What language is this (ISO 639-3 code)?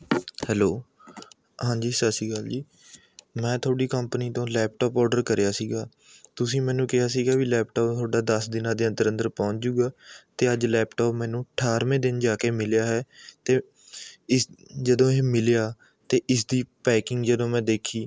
pan